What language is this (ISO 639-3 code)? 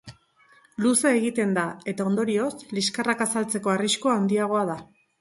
eus